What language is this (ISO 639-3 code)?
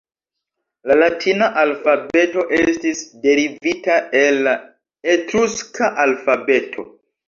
epo